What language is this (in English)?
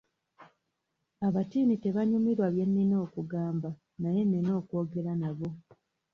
Ganda